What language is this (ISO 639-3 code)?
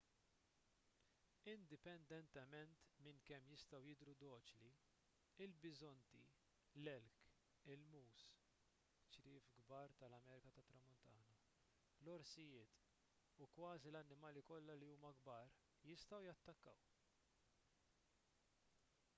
mlt